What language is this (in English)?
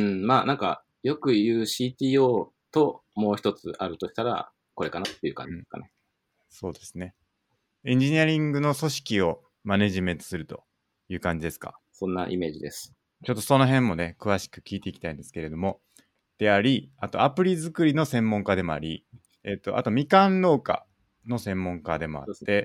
Japanese